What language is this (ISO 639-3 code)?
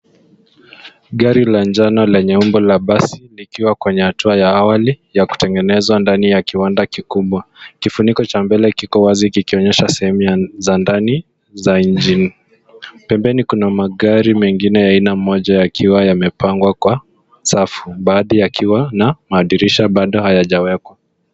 swa